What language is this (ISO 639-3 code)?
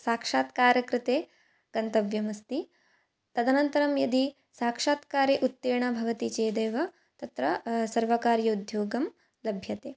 san